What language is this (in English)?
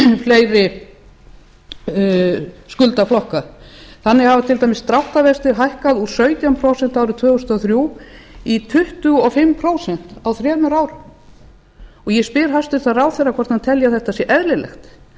Icelandic